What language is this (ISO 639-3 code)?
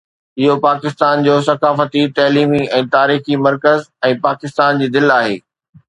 snd